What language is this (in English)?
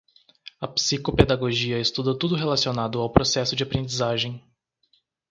Portuguese